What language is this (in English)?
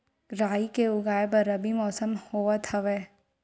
Chhattisgarhi